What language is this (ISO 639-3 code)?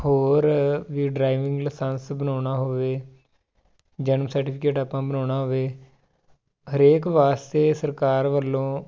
pan